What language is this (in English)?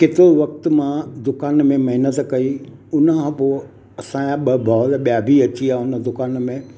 Sindhi